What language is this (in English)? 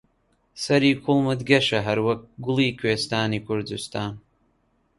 Central Kurdish